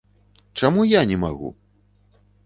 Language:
Belarusian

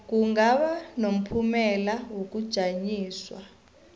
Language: South Ndebele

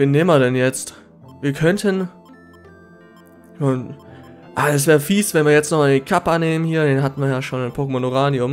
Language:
German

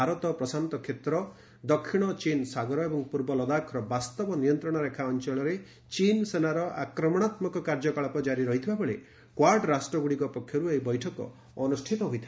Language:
Odia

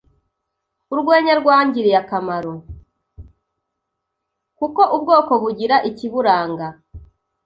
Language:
Kinyarwanda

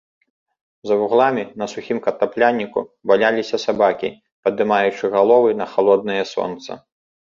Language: Belarusian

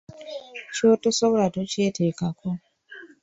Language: Ganda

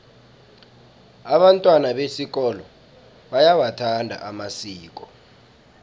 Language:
South Ndebele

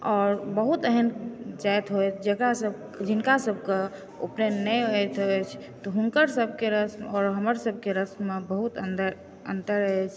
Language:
Maithili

